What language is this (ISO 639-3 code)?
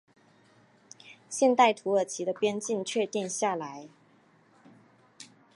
zho